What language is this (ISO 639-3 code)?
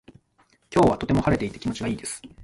jpn